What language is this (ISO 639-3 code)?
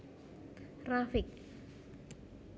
jav